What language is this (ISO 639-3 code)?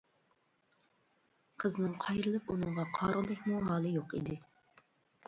uig